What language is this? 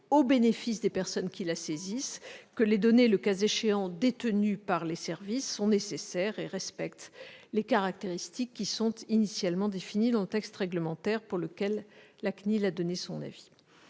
French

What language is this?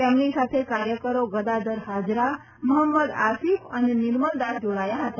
Gujarati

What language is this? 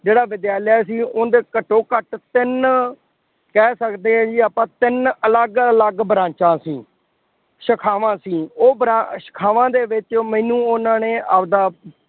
Punjabi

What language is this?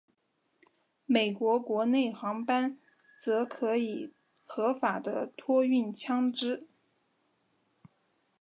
Chinese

